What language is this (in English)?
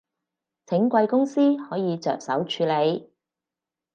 Cantonese